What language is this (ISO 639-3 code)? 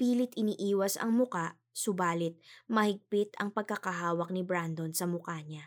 fil